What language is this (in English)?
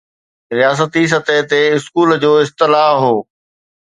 Sindhi